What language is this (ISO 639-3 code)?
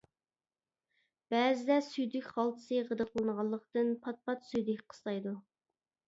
uig